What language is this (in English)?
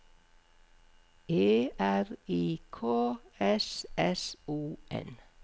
Norwegian